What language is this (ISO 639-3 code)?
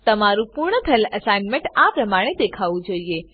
guj